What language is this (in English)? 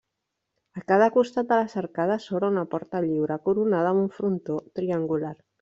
Catalan